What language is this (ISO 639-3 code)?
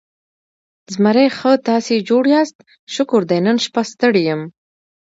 pus